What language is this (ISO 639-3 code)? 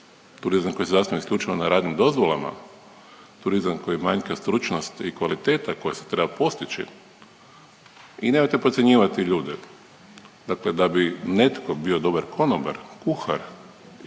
hrv